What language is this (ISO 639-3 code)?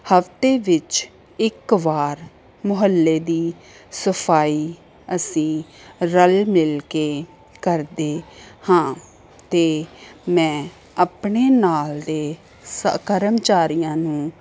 pan